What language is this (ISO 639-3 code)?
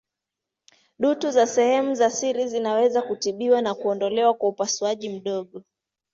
swa